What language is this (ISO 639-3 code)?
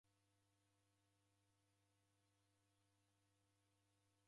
dav